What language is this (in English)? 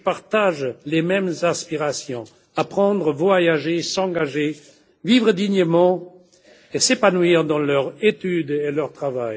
French